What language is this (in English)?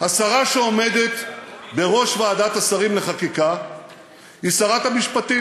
Hebrew